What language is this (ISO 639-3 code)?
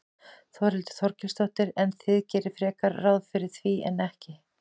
isl